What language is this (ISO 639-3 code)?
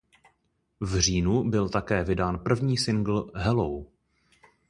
ces